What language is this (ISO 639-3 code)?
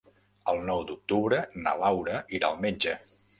cat